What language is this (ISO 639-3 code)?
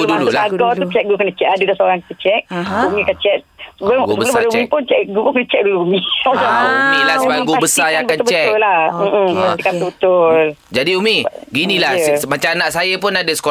msa